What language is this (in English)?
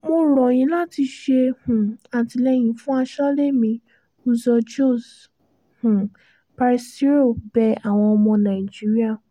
Yoruba